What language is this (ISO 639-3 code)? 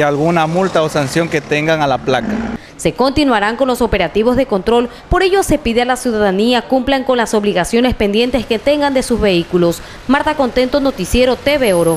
spa